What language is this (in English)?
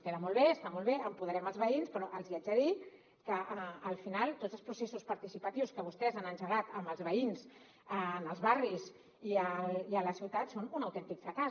Catalan